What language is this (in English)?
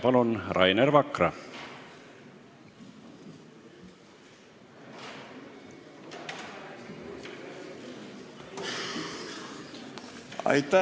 Estonian